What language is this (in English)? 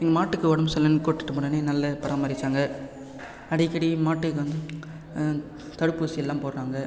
Tamil